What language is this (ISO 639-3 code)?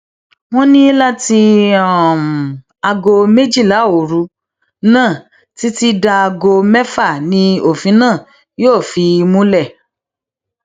yor